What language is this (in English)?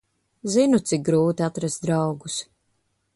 Latvian